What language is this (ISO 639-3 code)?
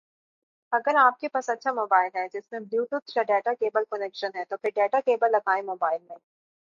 urd